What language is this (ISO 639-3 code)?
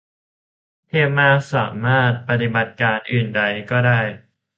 tha